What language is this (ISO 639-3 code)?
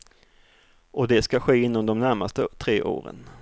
swe